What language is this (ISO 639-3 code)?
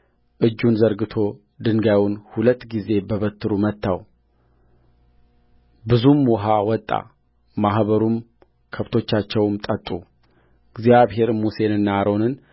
amh